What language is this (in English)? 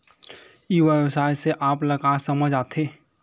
Chhattisgarhi